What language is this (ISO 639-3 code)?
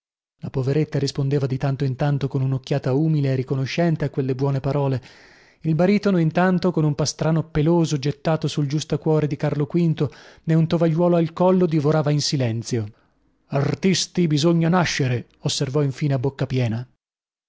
ita